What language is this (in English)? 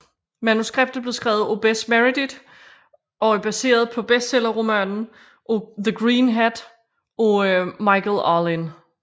Danish